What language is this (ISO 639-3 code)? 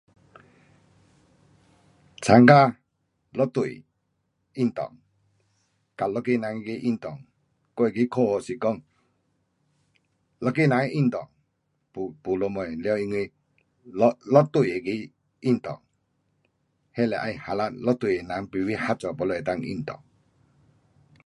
cpx